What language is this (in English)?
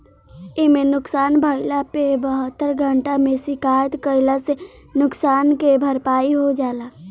Bhojpuri